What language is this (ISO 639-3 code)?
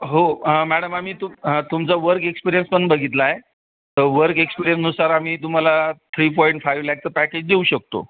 mar